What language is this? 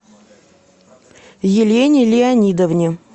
Russian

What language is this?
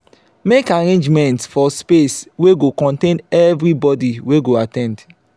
Nigerian Pidgin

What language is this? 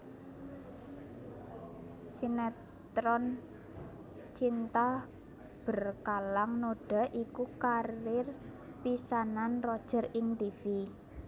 Javanese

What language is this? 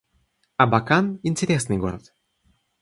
Russian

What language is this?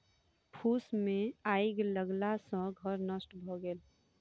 Maithili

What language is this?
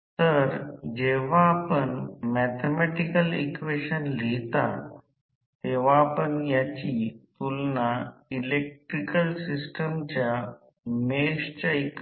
Marathi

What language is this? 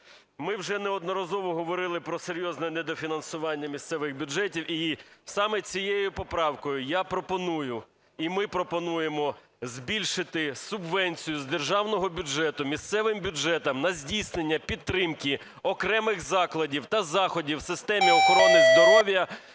Ukrainian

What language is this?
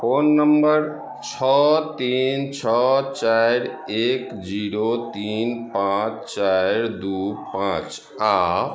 Maithili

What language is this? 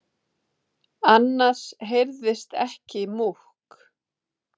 Icelandic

